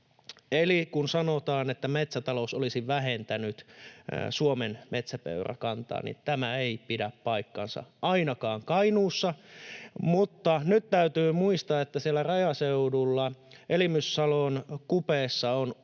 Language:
Finnish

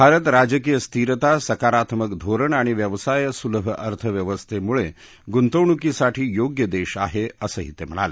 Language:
Marathi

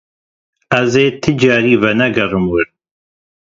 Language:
Kurdish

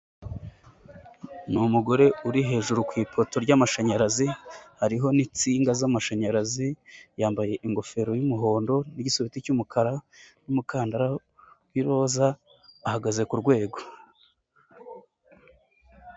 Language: Kinyarwanda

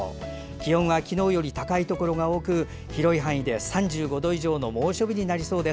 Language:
Japanese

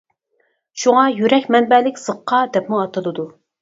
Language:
Uyghur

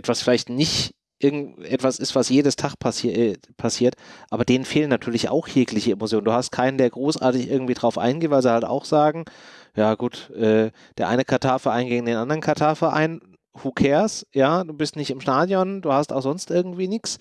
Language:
German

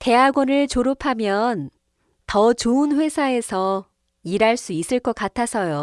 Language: Korean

